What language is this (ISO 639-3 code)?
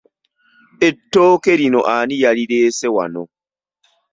lug